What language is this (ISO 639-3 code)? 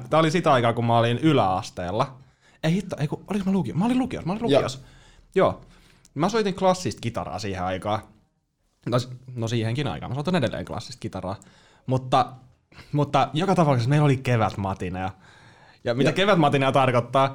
fin